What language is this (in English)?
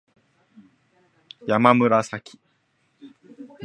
Japanese